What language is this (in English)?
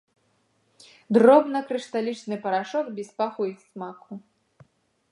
Belarusian